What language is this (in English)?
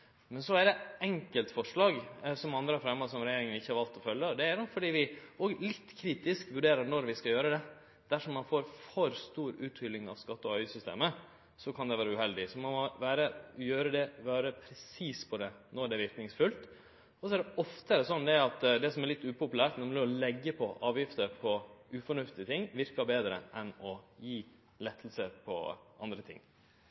Norwegian Nynorsk